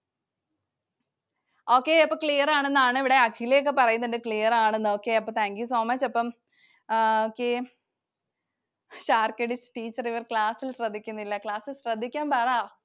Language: Malayalam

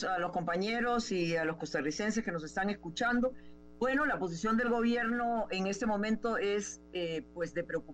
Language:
Spanish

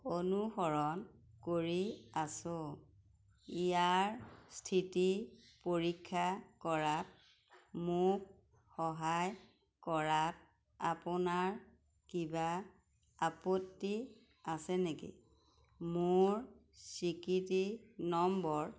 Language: Assamese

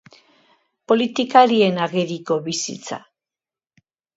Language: Basque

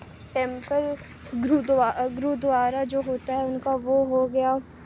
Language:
Urdu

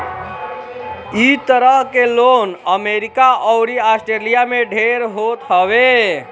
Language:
Bhojpuri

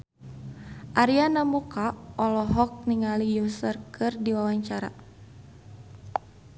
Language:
Sundanese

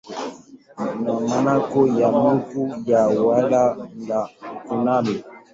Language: Swahili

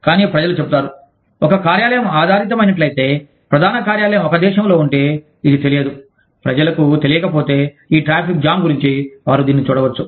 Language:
Telugu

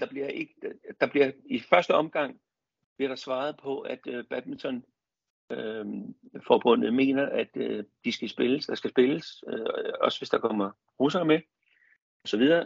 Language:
Danish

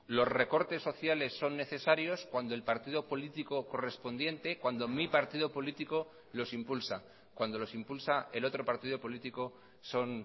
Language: Spanish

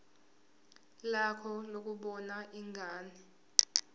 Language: Zulu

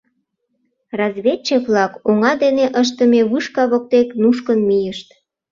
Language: Mari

